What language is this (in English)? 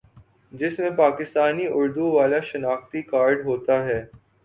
Urdu